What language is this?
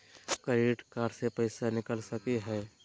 Magahi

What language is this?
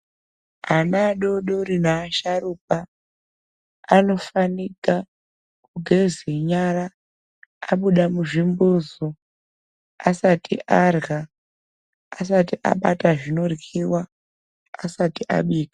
Ndau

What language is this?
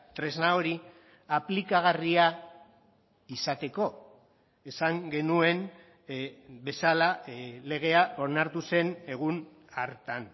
Basque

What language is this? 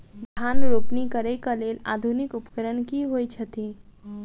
Maithili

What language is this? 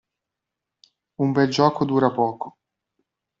Italian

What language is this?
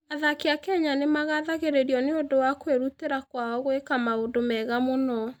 Kikuyu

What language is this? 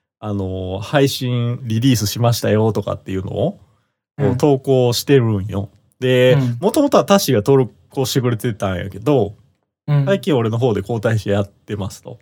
Japanese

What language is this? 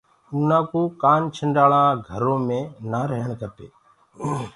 Gurgula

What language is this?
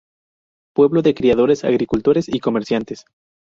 Spanish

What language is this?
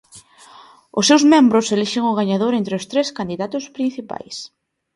Galician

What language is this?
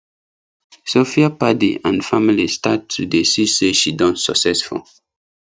Nigerian Pidgin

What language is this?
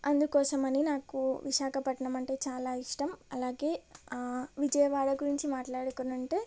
Telugu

